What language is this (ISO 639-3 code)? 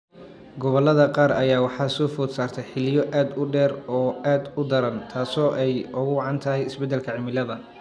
som